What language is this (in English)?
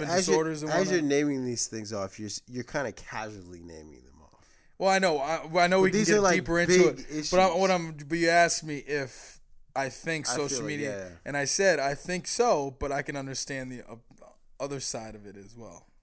English